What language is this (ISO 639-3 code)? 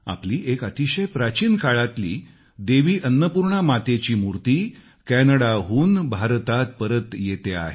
mar